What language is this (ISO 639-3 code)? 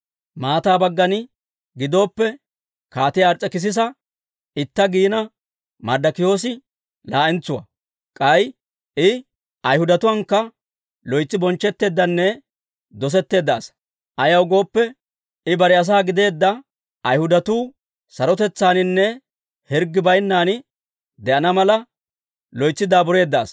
dwr